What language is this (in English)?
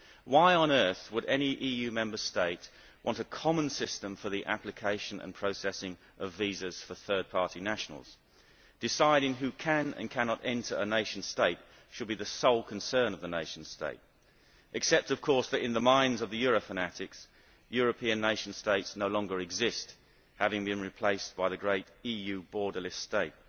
English